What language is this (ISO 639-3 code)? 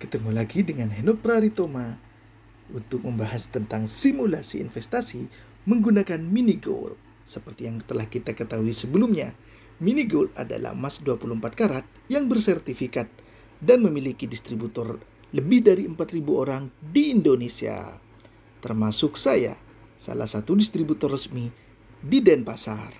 ind